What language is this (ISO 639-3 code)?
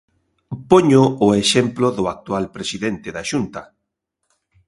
glg